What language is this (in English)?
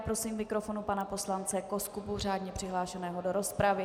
Czech